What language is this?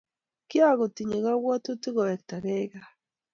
Kalenjin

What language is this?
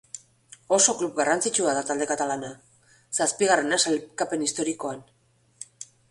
Basque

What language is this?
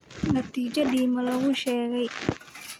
Somali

